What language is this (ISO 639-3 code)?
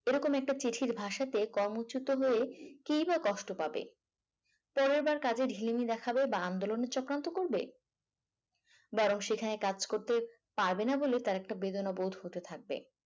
ben